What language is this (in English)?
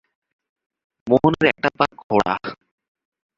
Bangla